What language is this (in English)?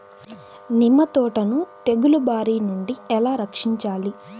Telugu